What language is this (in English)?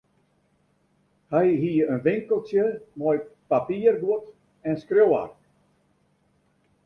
Western Frisian